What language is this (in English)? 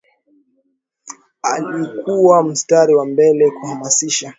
Swahili